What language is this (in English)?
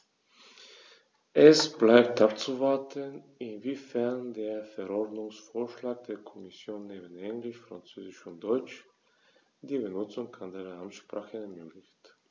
German